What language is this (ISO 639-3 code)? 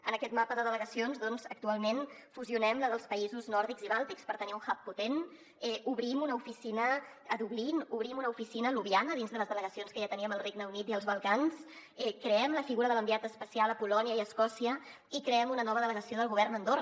cat